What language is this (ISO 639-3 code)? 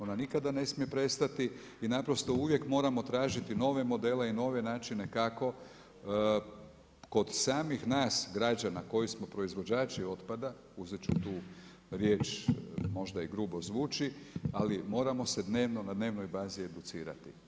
hrv